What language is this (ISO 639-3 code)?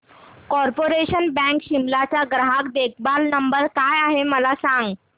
mar